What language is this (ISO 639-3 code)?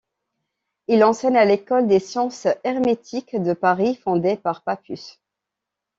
fra